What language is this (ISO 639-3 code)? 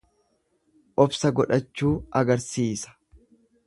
orm